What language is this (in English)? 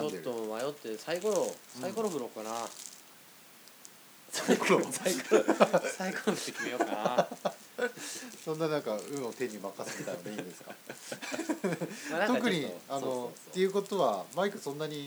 Japanese